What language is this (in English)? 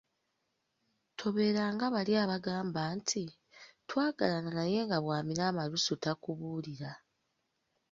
Ganda